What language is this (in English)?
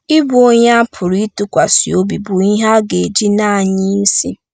Igbo